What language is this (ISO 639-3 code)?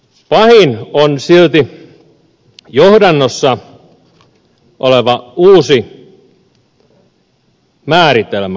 fin